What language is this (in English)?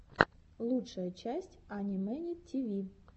Russian